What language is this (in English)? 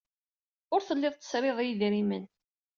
Kabyle